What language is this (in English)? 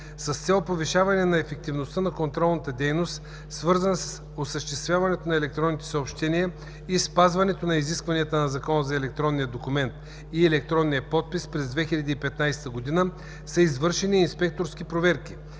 Bulgarian